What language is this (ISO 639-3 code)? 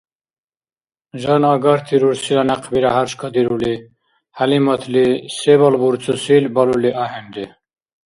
dar